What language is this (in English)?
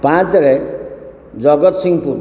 Odia